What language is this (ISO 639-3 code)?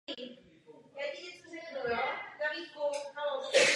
ces